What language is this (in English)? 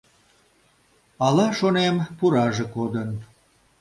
Mari